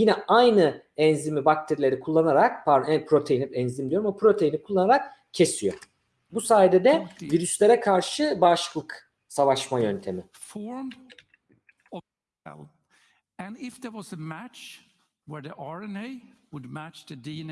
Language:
Turkish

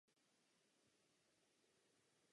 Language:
Czech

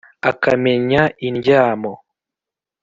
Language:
Kinyarwanda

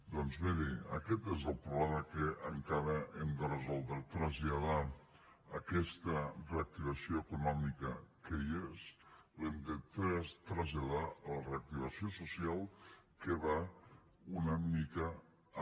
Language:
Catalan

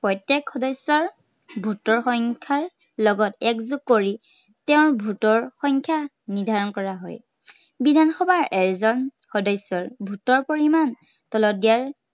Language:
Assamese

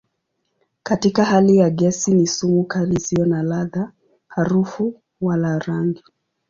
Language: Swahili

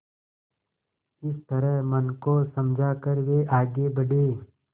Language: Hindi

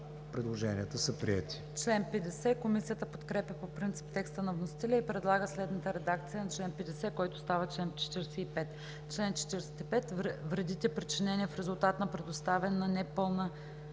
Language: Bulgarian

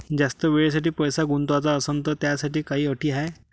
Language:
Marathi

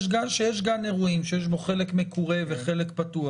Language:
Hebrew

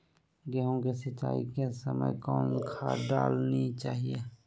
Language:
Magahi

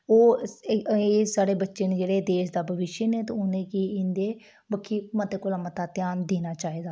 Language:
Dogri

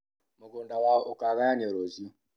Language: Kikuyu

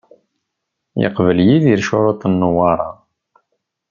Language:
Kabyle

